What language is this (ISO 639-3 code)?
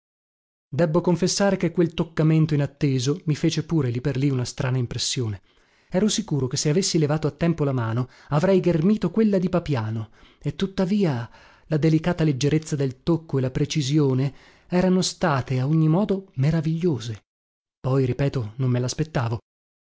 ita